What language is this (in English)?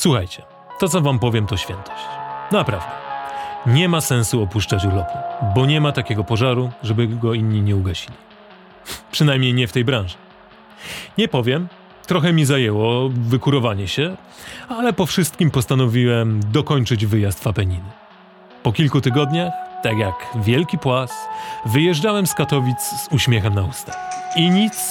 Polish